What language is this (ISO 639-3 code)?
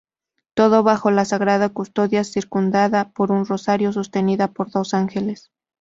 spa